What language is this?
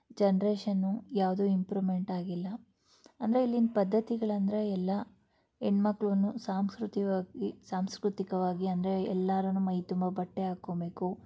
Kannada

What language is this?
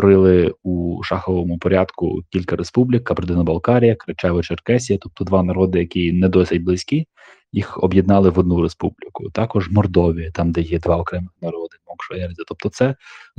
Ukrainian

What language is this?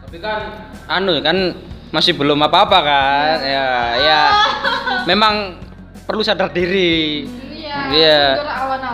Indonesian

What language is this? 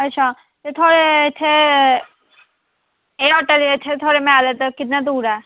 Dogri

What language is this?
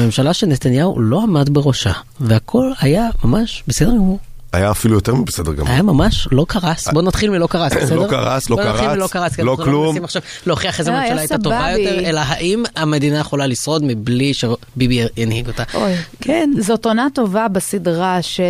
Hebrew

